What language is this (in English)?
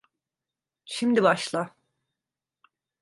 Turkish